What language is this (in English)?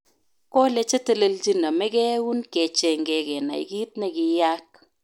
Kalenjin